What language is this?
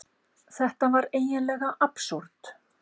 Icelandic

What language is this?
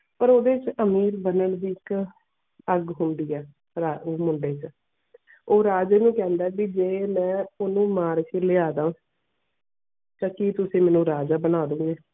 Punjabi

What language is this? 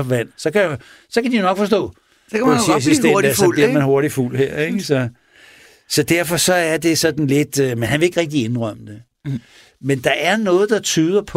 Danish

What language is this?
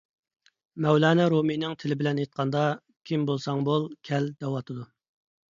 Uyghur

